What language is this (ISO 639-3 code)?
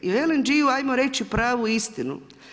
hrv